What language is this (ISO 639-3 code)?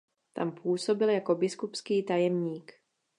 ces